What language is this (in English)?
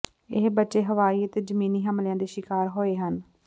Punjabi